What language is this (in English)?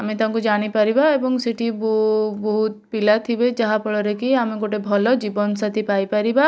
Odia